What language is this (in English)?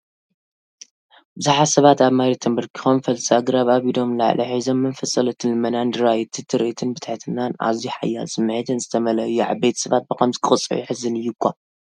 Tigrinya